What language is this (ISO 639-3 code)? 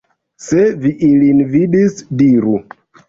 epo